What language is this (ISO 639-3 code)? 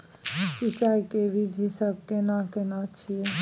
mai